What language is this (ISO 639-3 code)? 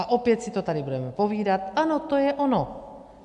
ces